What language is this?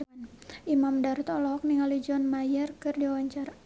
Sundanese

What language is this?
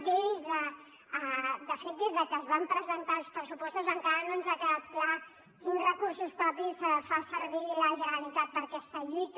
Catalan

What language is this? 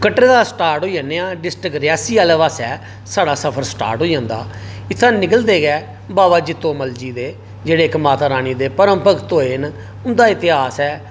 Dogri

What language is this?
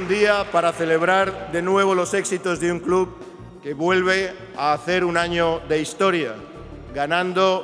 Spanish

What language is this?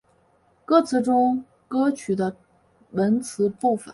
Chinese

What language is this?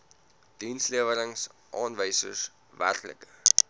Afrikaans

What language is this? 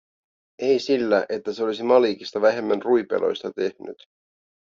Finnish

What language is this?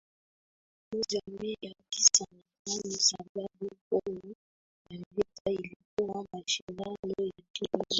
Swahili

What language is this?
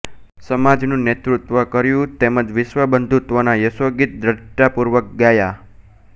Gujarati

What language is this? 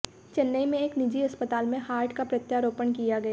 Hindi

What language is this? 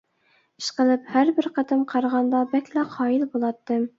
Uyghur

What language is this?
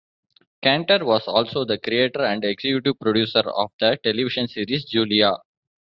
English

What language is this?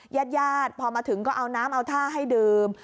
Thai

